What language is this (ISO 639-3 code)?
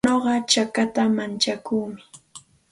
qxt